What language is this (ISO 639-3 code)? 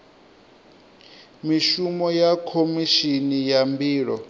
ven